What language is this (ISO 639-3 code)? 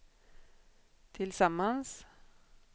swe